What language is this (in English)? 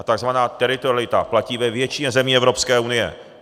Czech